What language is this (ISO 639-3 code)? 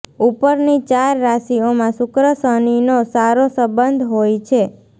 guj